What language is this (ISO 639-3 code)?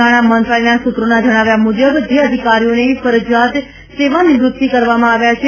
guj